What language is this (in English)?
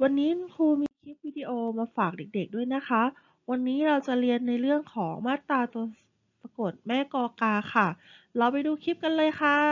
Thai